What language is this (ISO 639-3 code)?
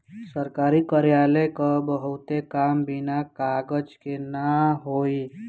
bho